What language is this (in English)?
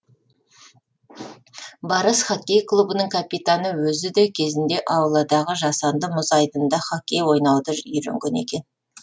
Kazakh